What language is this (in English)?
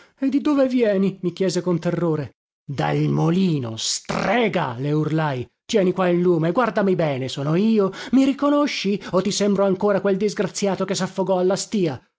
Italian